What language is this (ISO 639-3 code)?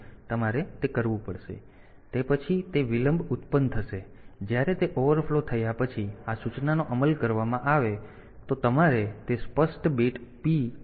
guj